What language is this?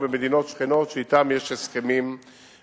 Hebrew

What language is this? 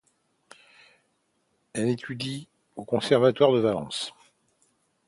French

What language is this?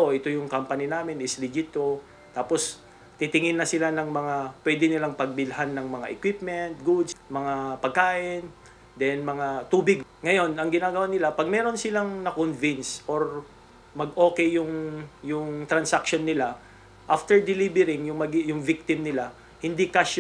Filipino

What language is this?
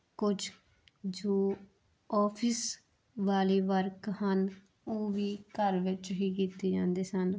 Punjabi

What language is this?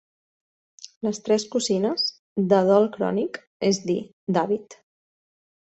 Catalan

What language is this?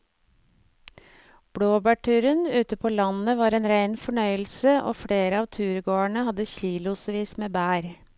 Norwegian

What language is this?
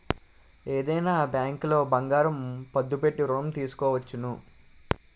Telugu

